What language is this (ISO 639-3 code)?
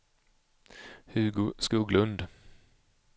swe